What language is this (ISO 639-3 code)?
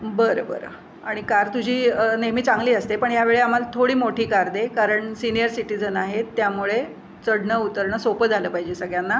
mar